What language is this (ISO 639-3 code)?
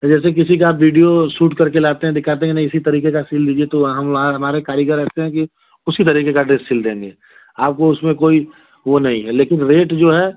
hin